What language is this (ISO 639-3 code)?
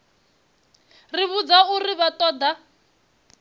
ven